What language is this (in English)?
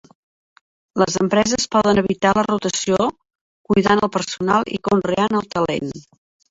Catalan